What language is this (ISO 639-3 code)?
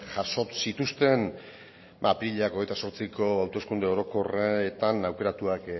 eus